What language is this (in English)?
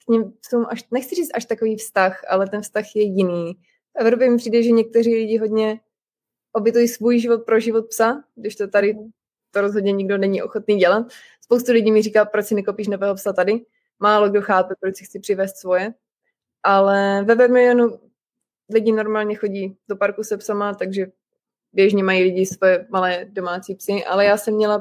Czech